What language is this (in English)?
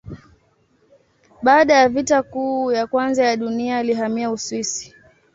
Swahili